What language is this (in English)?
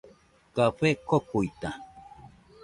Nüpode Huitoto